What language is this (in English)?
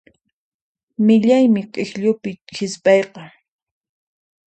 Puno Quechua